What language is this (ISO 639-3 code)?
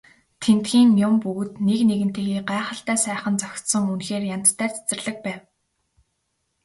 mon